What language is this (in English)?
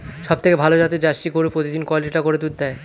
Bangla